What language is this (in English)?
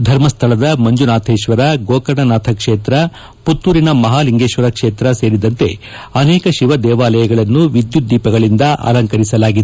Kannada